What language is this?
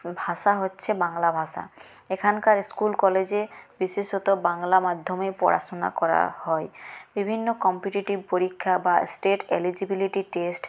Bangla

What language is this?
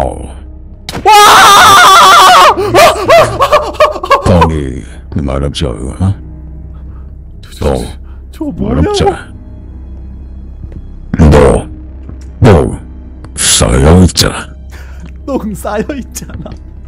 Korean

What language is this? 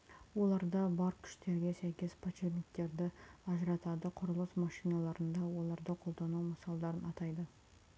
Kazakh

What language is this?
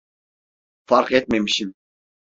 Turkish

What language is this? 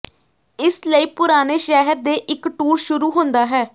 Punjabi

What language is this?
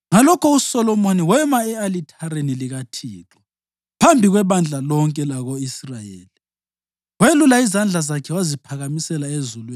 North Ndebele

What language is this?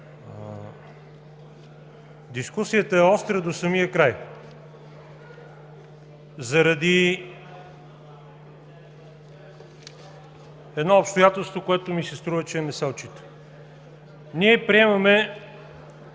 Bulgarian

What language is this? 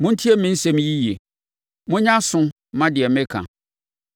Akan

